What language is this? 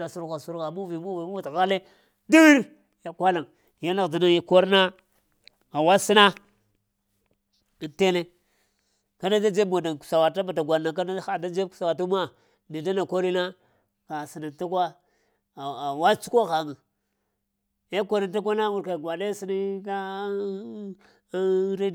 Lamang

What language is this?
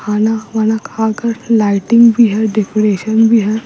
Hindi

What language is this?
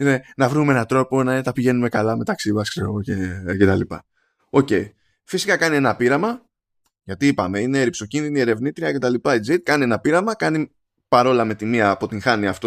Greek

